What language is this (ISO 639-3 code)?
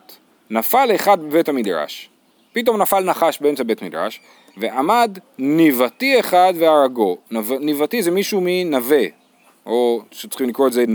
heb